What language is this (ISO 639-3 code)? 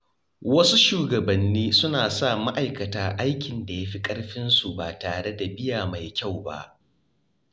hau